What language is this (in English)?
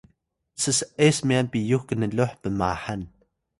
Atayal